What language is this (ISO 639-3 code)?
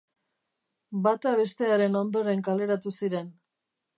eus